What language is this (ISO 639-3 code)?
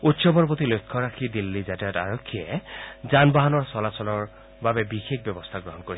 asm